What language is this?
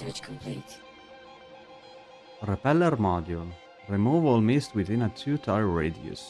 Italian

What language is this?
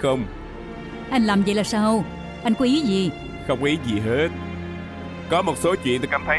Vietnamese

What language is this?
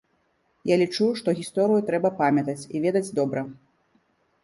Belarusian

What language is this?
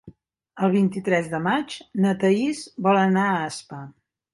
Catalan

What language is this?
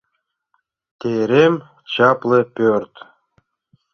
Mari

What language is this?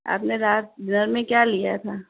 Urdu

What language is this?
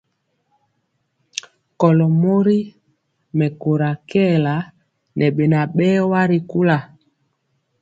Mpiemo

